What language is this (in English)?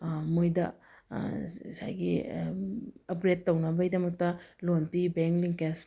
Manipuri